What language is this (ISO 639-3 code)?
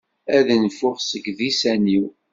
kab